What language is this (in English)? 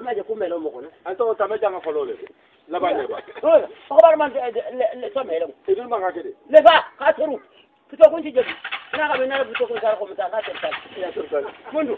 Romanian